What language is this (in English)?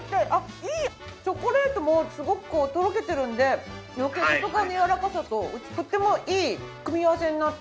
Japanese